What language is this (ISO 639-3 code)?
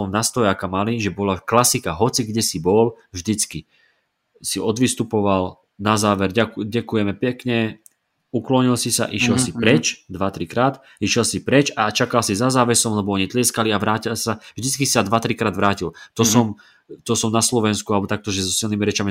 slk